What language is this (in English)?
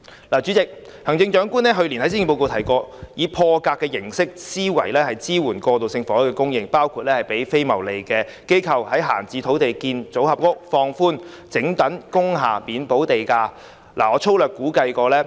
Cantonese